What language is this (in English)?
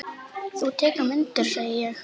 Icelandic